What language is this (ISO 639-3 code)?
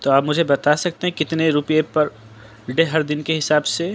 urd